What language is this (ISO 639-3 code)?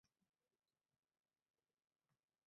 uzb